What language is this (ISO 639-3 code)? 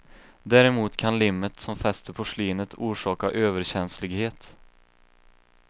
swe